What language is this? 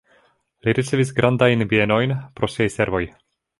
Esperanto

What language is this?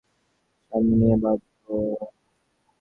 Bangla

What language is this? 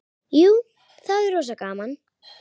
Icelandic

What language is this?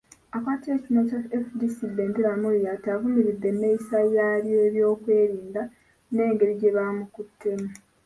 Ganda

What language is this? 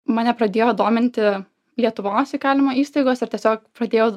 Lithuanian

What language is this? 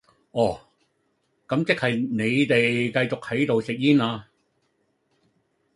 Cantonese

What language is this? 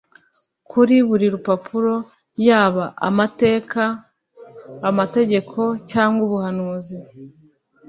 Kinyarwanda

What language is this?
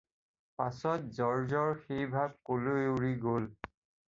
Assamese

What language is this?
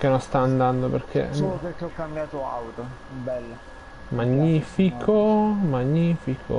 Italian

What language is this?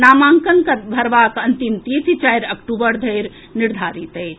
Maithili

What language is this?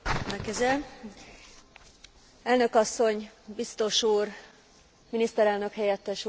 Hungarian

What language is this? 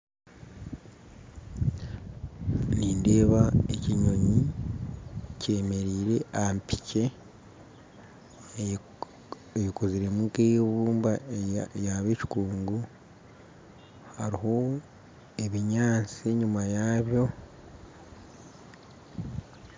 Nyankole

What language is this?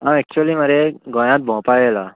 Konkani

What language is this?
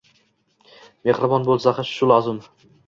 Uzbek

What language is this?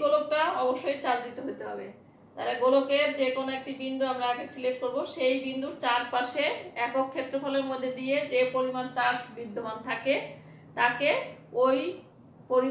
Hindi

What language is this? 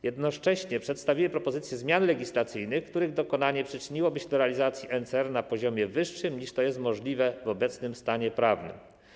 Polish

